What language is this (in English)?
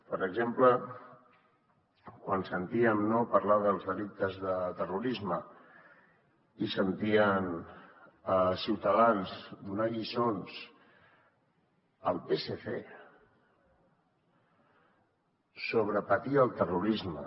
Catalan